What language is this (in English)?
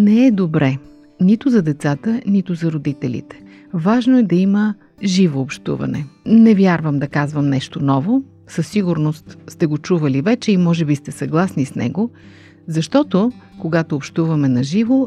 Bulgarian